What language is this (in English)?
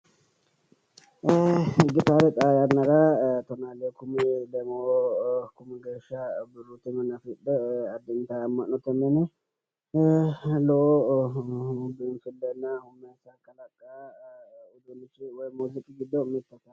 Sidamo